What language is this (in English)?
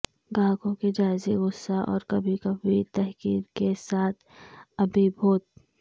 Urdu